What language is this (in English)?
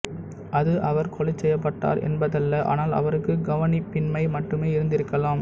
Tamil